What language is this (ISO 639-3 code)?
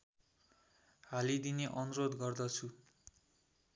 nep